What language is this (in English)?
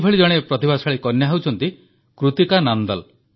Odia